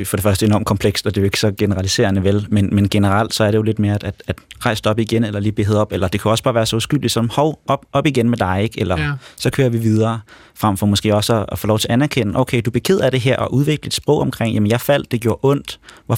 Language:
Danish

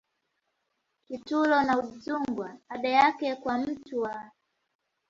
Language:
Swahili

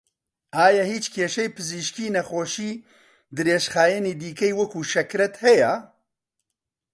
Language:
Central Kurdish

